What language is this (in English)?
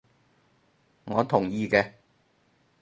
Cantonese